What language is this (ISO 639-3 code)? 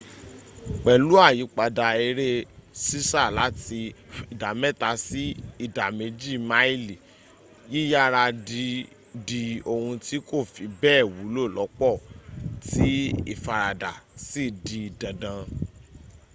yor